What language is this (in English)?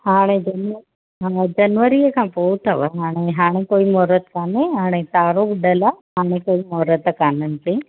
Sindhi